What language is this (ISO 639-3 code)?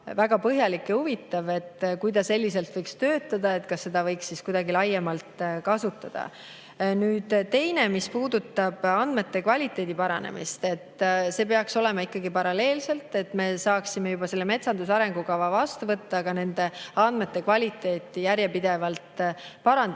est